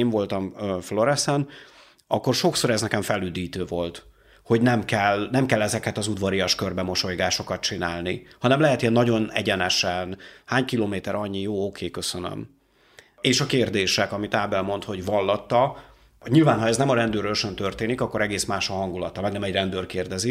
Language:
Hungarian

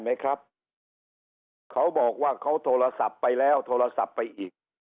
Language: Thai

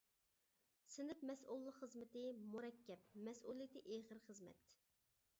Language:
Uyghur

